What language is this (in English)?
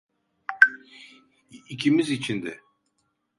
Turkish